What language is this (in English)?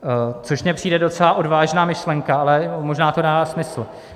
Czech